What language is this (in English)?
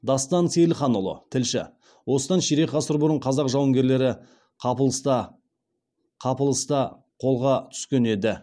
Kazakh